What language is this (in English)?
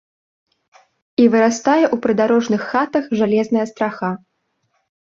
Belarusian